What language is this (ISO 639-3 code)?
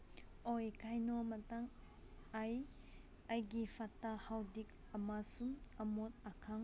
mni